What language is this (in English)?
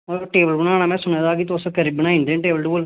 Dogri